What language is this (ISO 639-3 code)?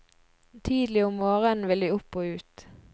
nor